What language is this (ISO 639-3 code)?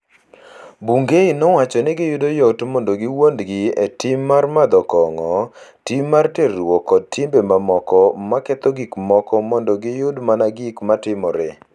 luo